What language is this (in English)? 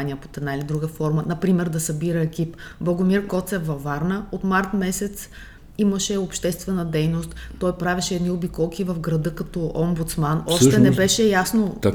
Bulgarian